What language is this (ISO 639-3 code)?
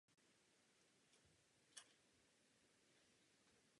ces